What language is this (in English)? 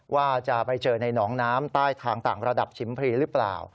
Thai